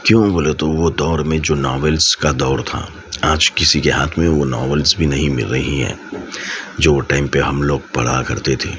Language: Urdu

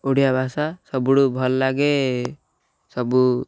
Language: Odia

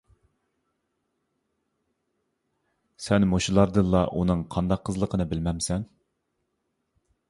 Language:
Uyghur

